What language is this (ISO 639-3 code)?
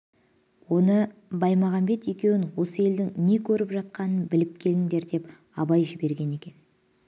kaz